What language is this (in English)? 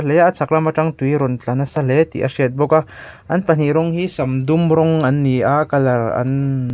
Mizo